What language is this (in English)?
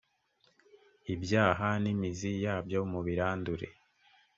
Kinyarwanda